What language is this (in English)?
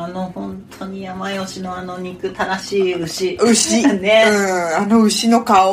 Japanese